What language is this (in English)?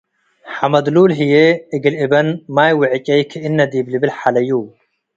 Tigre